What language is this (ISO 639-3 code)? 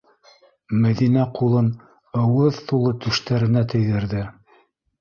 bak